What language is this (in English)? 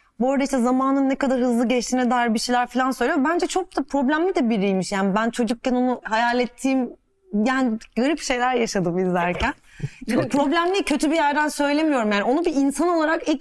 Turkish